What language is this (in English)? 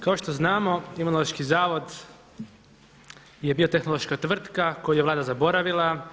Croatian